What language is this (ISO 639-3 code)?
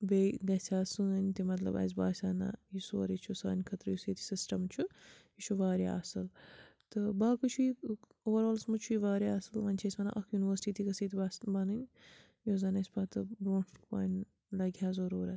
kas